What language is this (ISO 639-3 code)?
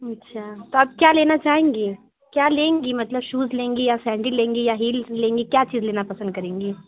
urd